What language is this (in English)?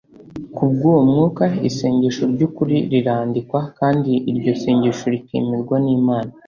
Kinyarwanda